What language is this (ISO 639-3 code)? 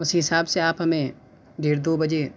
urd